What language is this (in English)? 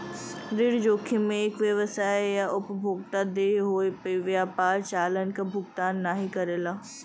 Bhojpuri